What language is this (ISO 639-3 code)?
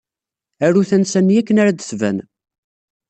kab